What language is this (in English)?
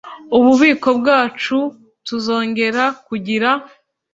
Kinyarwanda